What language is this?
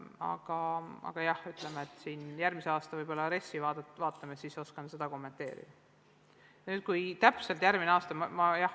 Estonian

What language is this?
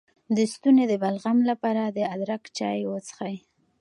Pashto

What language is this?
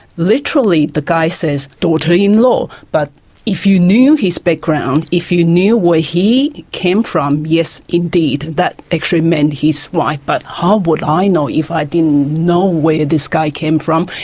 English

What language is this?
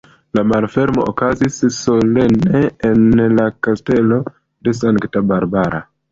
Esperanto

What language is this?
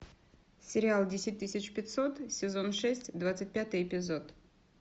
Russian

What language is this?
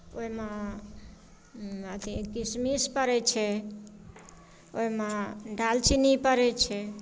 Maithili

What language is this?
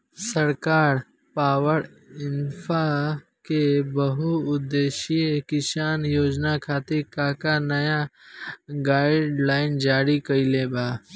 Bhojpuri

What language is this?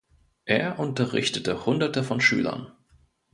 German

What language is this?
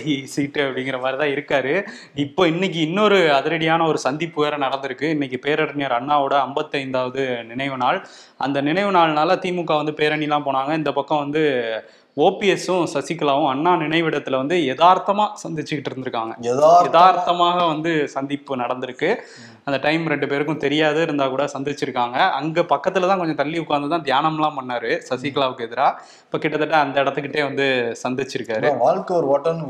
Tamil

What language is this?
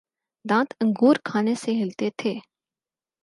Urdu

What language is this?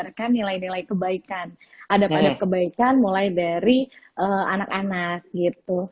Indonesian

